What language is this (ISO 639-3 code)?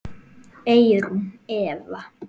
isl